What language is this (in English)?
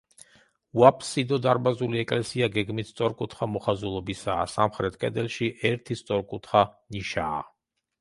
Georgian